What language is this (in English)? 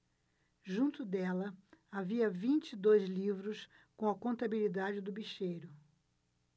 Portuguese